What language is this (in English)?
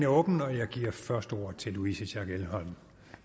Danish